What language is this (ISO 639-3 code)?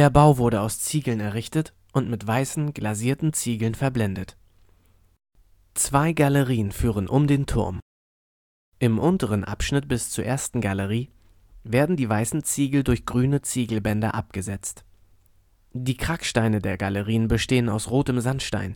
deu